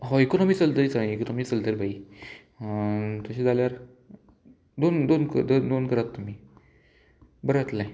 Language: Konkani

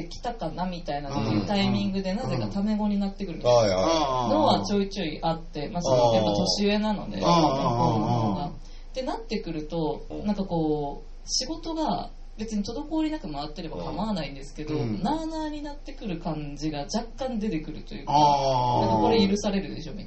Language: Japanese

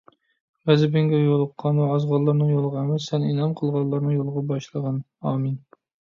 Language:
Uyghur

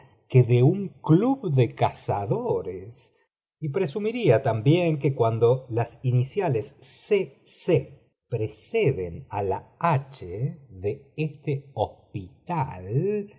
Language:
Spanish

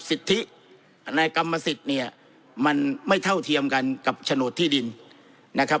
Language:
Thai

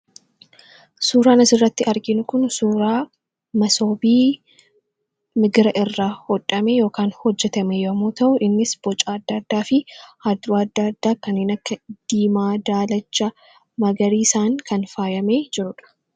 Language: Oromo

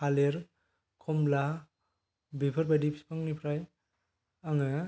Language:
Bodo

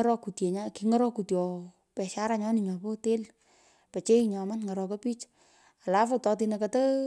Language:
Pökoot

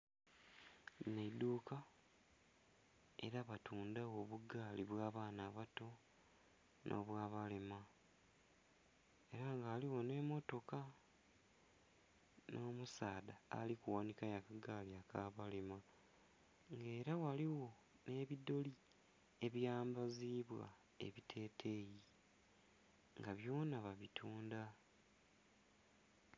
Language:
Soga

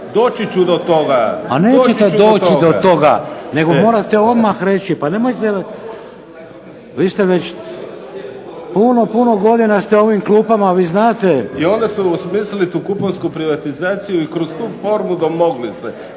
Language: Croatian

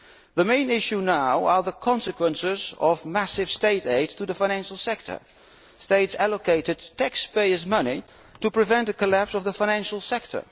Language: English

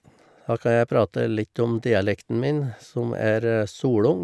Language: Norwegian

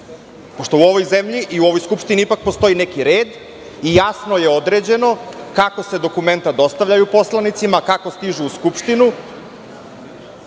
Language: Serbian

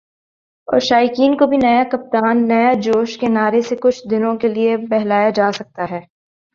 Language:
Urdu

